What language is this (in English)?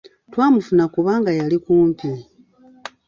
Ganda